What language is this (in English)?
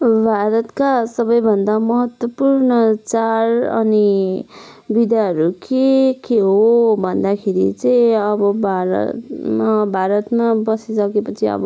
Nepali